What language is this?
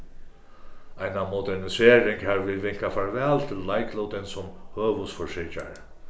Faroese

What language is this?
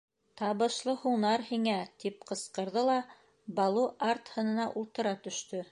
Bashkir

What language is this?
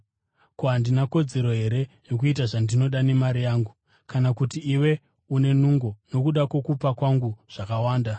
Shona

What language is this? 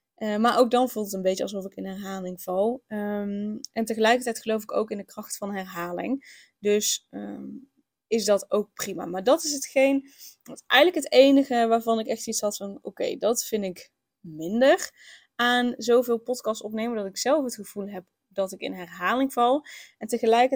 Dutch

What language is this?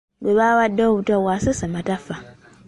Ganda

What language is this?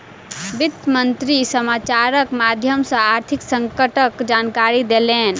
Maithili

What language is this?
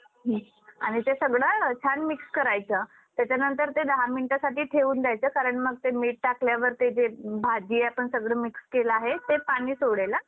Marathi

